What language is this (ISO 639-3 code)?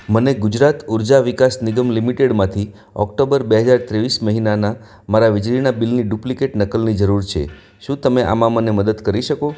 guj